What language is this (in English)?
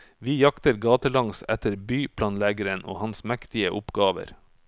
Norwegian